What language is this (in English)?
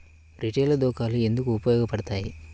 Telugu